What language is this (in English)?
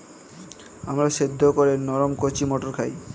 Bangla